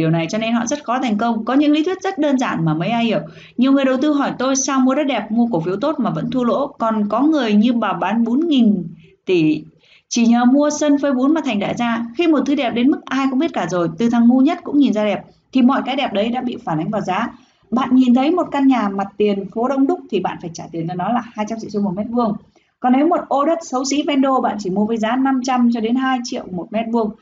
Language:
Vietnamese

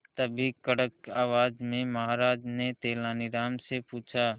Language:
Hindi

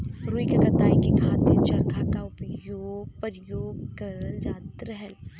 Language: Bhojpuri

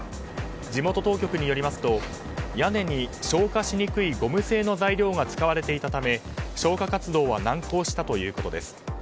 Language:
Japanese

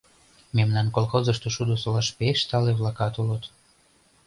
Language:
Mari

